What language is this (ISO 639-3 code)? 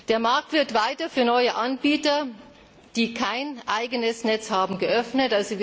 deu